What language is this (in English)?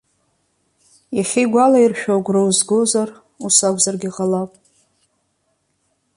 Abkhazian